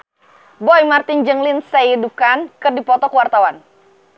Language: Sundanese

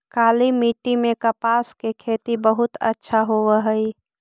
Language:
Magahi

